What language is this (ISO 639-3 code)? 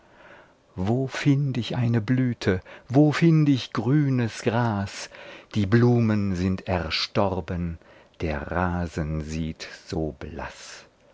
deu